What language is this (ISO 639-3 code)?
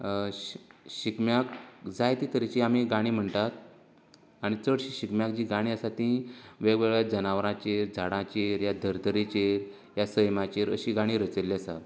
kok